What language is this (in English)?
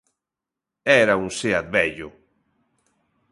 Galician